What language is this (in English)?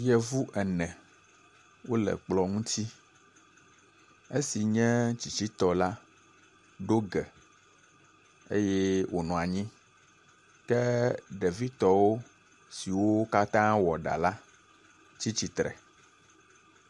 Ewe